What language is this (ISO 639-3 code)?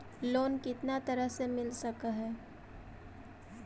mag